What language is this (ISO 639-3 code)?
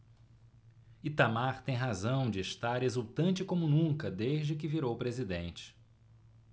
por